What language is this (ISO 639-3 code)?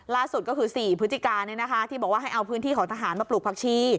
tha